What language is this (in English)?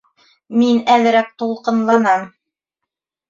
Bashkir